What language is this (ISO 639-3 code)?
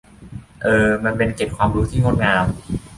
tha